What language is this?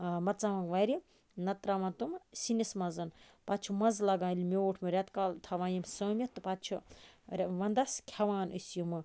Kashmiri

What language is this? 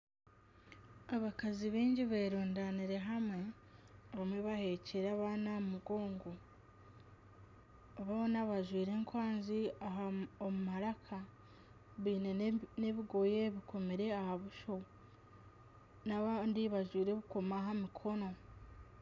Nyankole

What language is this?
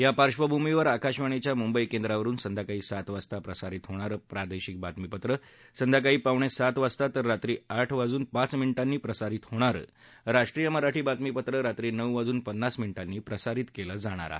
Marathi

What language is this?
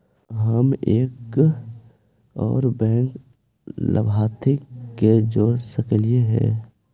Magahi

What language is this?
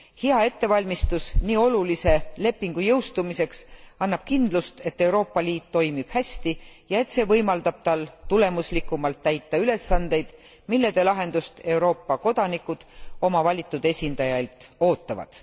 Estonian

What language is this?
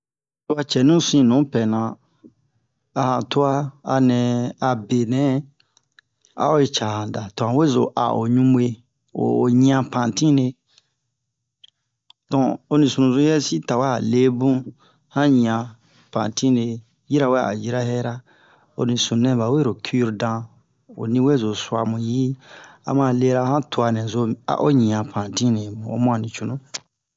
Bomu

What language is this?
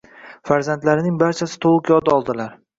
Uzbek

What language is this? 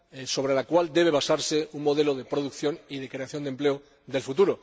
Spanish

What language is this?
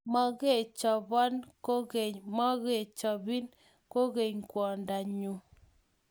Kalenjin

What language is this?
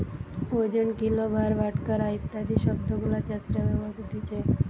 Bangla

